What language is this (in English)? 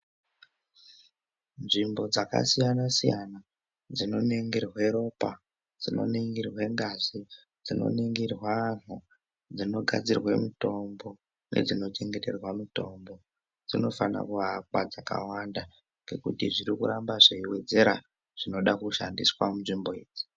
Ndau